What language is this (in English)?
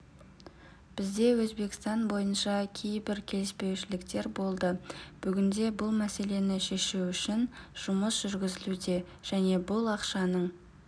Kazakh